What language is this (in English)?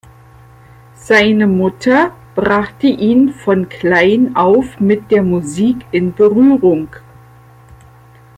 German